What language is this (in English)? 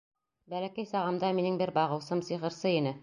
Bashkir